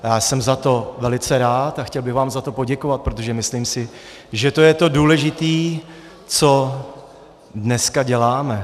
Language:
Czech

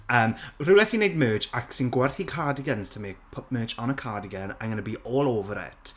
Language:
Welsh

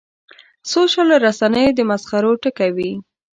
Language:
Pashto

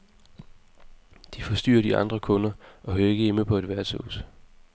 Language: Danish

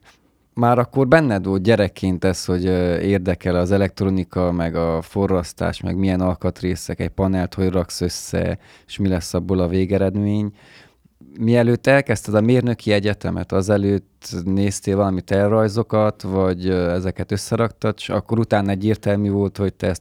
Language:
Hungarian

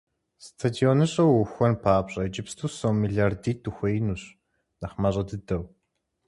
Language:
Kabardian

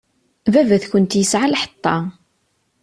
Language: Kabyle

